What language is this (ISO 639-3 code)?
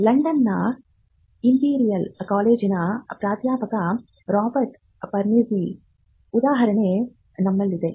kan